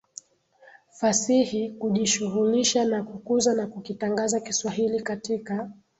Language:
Swahili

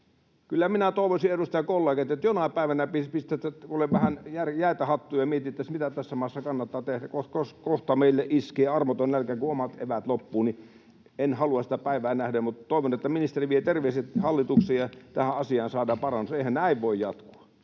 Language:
Finnish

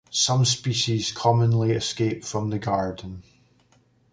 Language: English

